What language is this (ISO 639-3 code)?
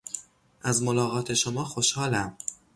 fas